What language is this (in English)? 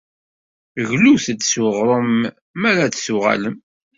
Kabyle